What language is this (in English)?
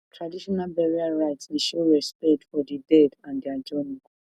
Nigerian Pidgin